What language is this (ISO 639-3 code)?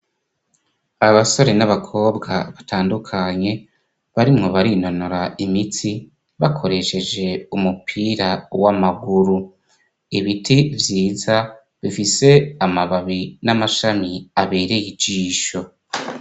run